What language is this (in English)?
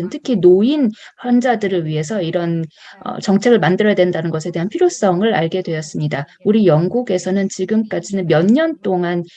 Korean